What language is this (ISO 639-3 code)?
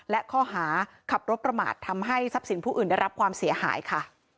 tha